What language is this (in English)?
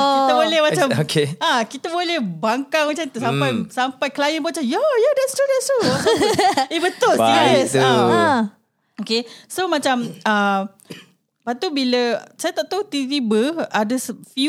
Malay